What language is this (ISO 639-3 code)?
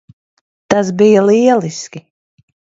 lav